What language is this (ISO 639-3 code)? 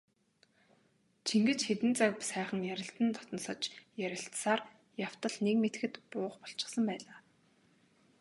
mon